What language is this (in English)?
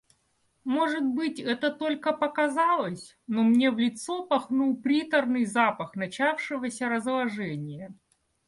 Russian